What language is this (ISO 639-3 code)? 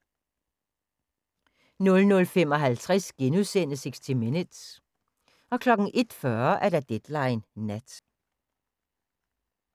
dan